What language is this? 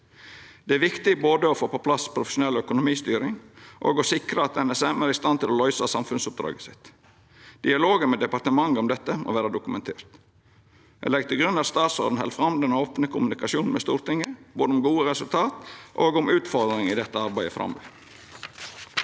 Norwegian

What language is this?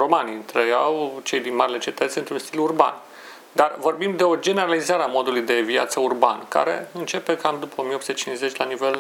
Romanian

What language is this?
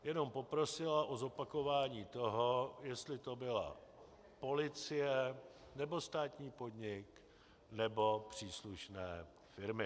Czech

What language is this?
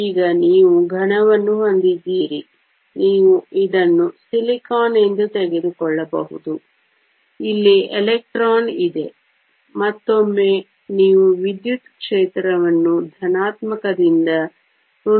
Kannada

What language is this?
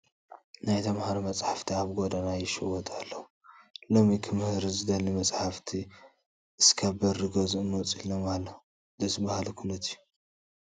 Tigrinya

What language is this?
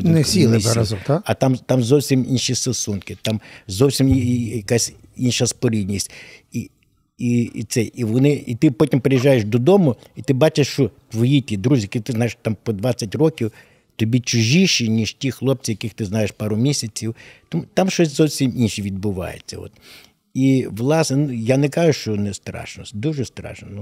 Ukrainian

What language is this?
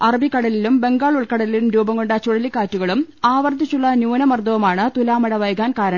Malayalam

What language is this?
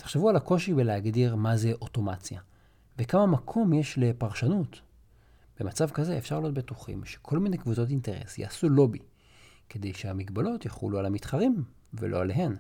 Hebrew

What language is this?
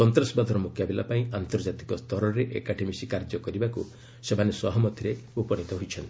Odia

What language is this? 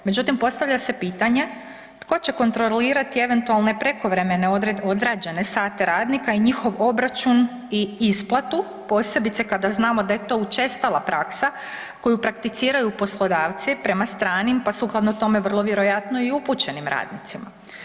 Croatian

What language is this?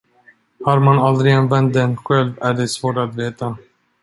Swedish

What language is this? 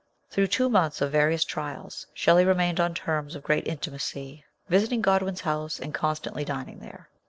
English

